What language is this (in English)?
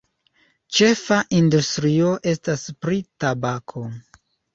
Esperanto